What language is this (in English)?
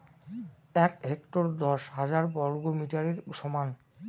Bangla